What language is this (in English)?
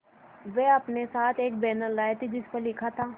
Hindi